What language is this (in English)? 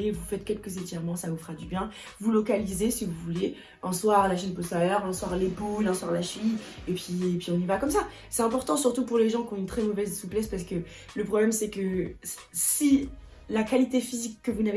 French